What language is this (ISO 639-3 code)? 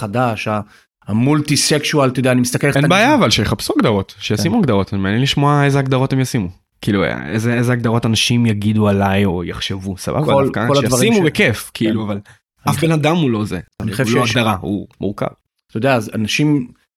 heb